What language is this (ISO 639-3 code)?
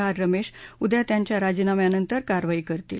mar